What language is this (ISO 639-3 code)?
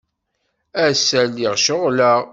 kab